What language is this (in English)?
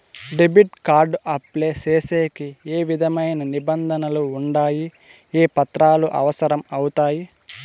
Telugu